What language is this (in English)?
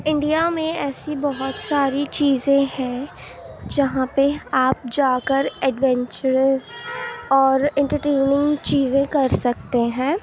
Urdu